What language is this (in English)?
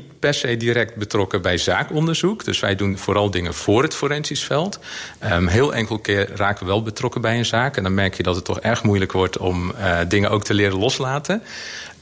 Dutch